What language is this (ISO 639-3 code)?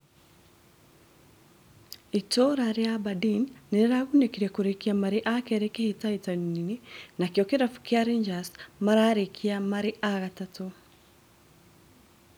kik